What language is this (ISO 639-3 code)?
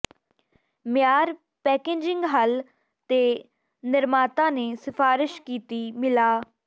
pan